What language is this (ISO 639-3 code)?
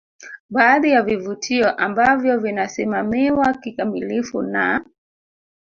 swa